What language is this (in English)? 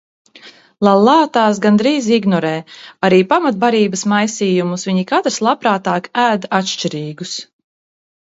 Latvian